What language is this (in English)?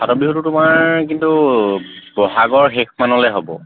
Assamese